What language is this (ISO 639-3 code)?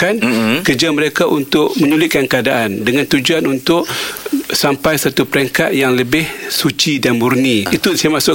msa